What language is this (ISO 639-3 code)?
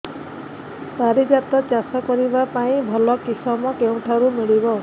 ori